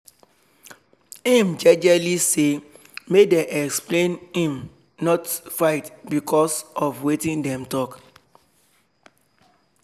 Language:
Nigerian Pidgin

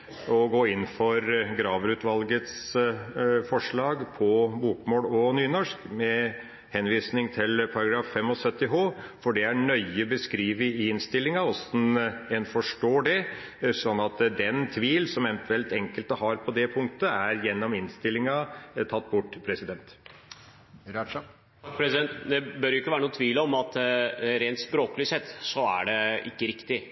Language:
Norwegian Bokmål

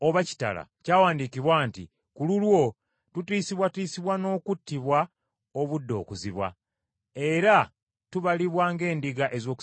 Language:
Ganda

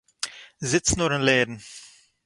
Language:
Yiddish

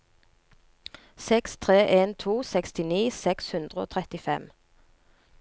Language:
Norwegian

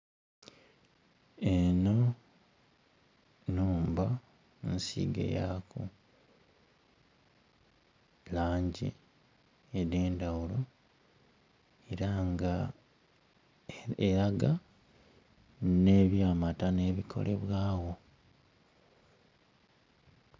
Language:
Soga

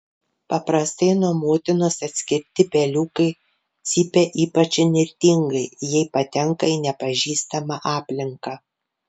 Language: Lithuanian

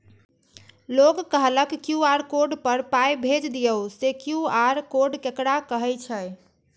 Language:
Maithili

